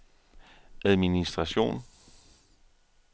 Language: Danish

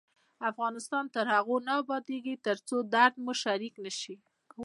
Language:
Pashto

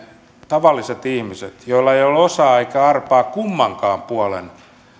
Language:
Finnish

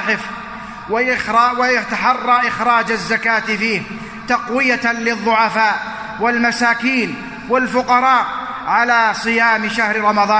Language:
Arabic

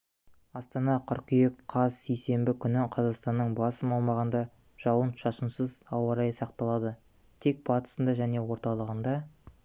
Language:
Kazakh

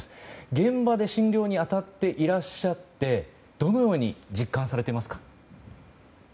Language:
Japanese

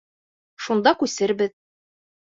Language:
Bashkir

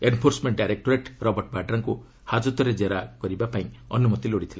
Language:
Odia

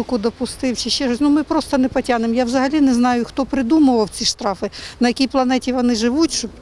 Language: Ukrainian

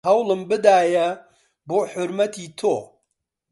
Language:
Central Kurdish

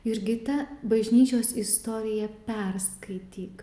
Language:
Lithuanian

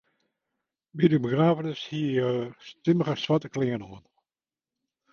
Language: Western Frisian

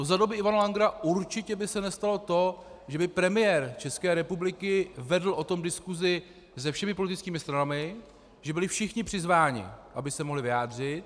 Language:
Czech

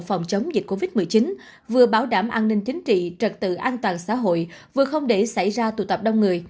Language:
Vietnamese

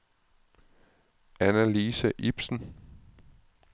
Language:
Danish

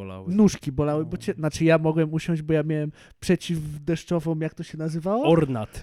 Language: Polish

